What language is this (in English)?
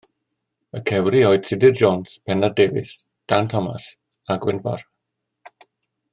Welsh